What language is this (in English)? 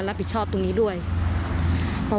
Thai